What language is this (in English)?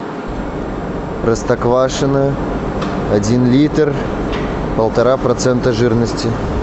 Russian